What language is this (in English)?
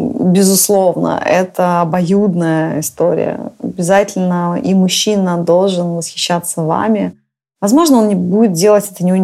Russian